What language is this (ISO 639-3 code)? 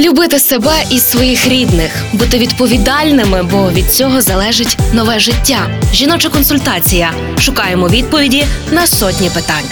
ukr